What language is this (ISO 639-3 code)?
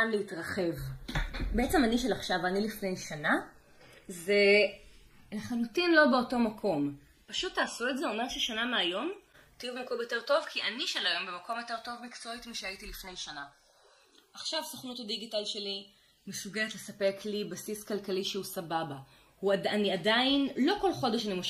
heb